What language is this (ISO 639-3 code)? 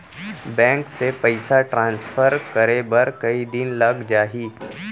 hne